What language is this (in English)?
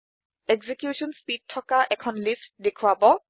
Assamese